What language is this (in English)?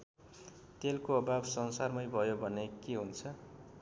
Nepali